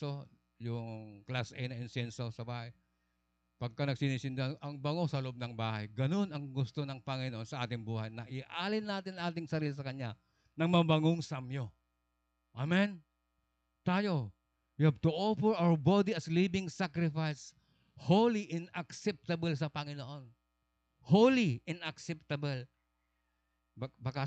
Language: Filipino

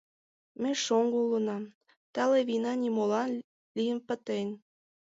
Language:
Mari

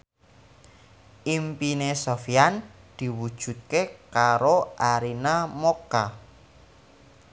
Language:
Javanese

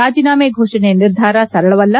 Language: Kannada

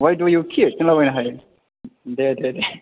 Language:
Bodo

